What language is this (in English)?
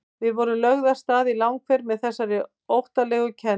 Icelandic